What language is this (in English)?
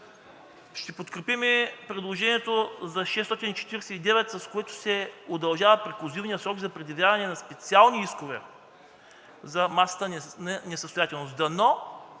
Bulgarian